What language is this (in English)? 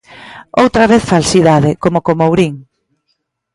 Galician